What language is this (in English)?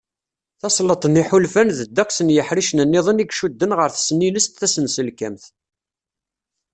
Kabyle